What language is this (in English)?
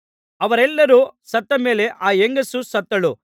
Kannada